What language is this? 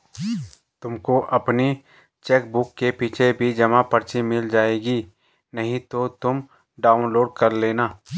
Hindi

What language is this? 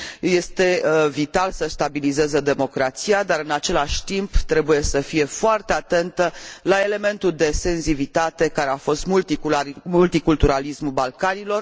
Romanian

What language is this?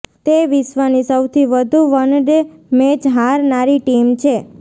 Gujarati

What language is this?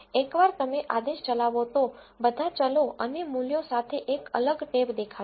Gujarati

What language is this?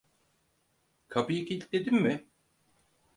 Turkish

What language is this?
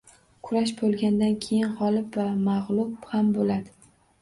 Uzbek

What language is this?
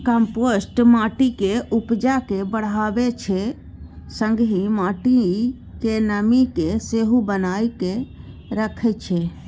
Maithili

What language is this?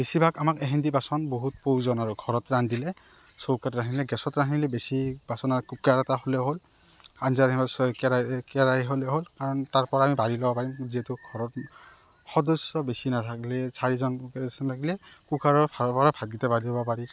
Assamese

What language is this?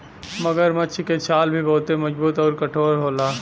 Bhojpuri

